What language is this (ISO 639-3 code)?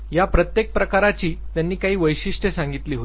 mar